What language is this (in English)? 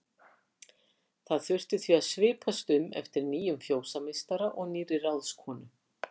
Icelandic